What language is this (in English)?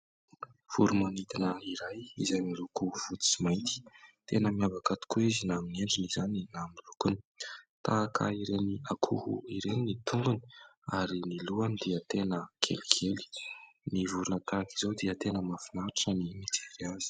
Malagasy